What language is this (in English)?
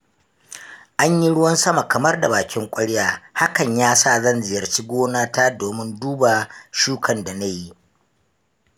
Hausa